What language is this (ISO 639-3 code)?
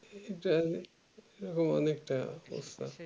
ben